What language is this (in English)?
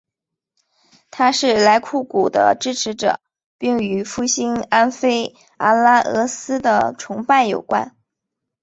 Chinese